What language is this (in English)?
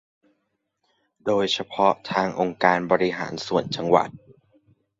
Thai